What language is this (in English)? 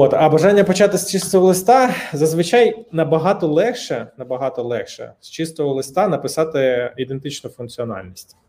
Ukrainian